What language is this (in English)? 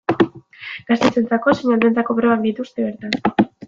Basque